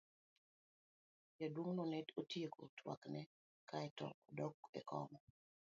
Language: Luo (Kenya and Tanzania)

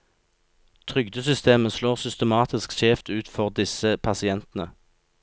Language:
Norwegian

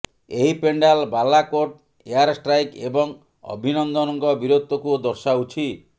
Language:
Odia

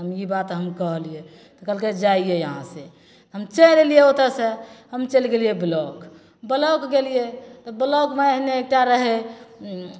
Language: Maithili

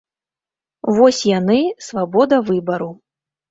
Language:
Belarusian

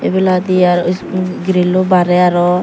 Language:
Chakma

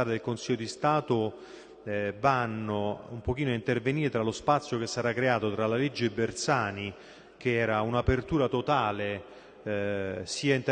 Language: Italian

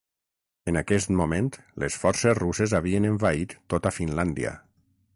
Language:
Catalan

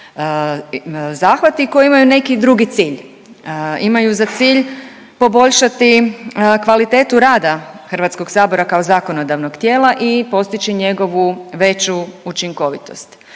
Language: Croatian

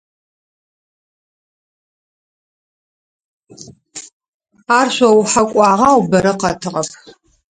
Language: Adyghe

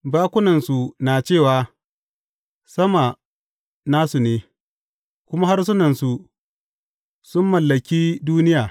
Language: Hausa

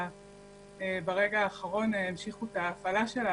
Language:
Hebrew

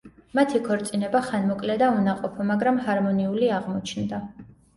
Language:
Georgian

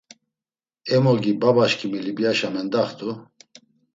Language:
Laz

